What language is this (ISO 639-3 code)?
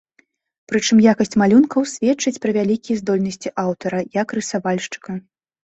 bel